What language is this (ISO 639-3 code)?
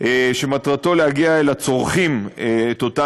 heb